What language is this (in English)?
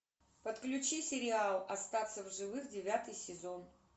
Russian